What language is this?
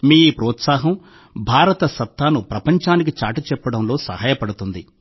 Telugu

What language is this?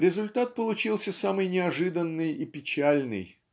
Russian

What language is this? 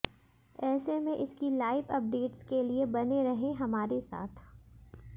Hindi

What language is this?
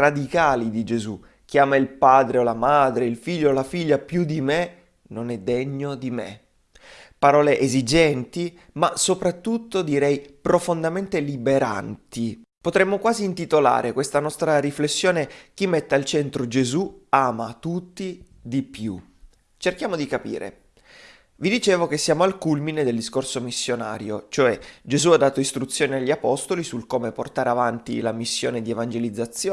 Italian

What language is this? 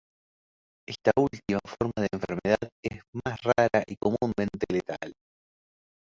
Spanish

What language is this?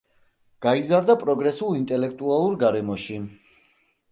Georgian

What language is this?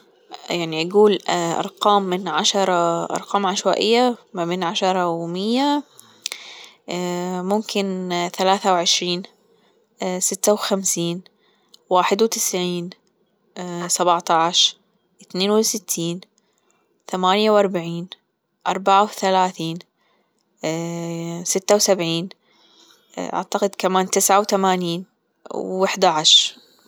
Gulf Arabic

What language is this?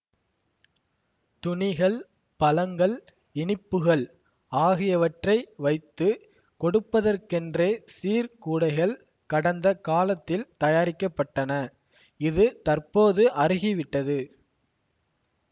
Tamil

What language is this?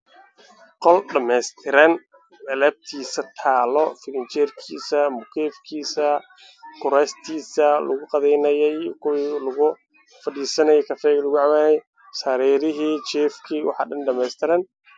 Somali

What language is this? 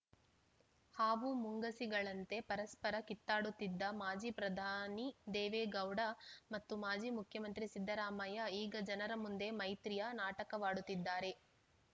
Kannada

